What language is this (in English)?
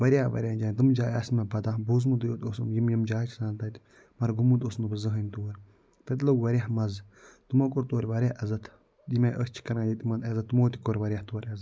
Kashmiri